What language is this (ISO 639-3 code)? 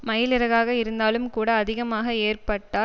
tam